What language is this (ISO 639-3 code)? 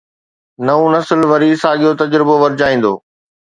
snd